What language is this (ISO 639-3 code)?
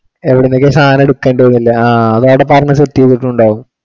mal